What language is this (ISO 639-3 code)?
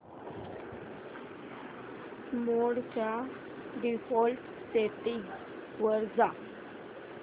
mar